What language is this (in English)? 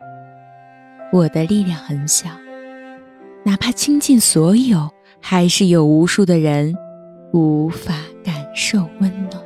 Chinese